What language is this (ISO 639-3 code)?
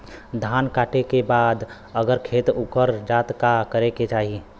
bho